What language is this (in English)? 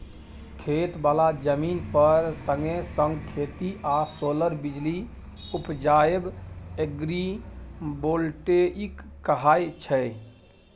Maithili